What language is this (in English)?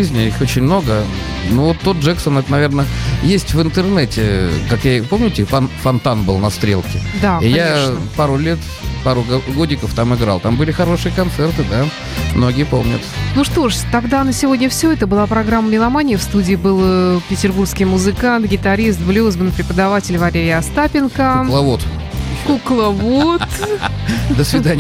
Russian